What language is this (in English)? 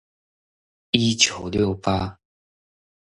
Chinese